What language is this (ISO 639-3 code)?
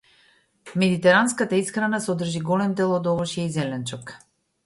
mkd